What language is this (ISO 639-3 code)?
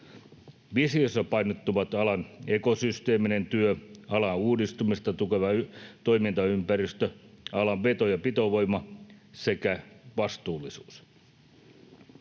fin